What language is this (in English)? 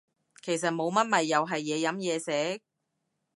Cantonese